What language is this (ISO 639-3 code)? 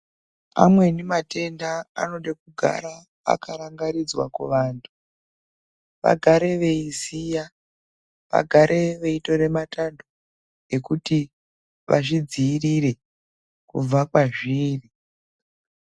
ndc